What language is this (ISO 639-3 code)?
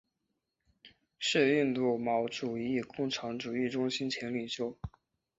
zho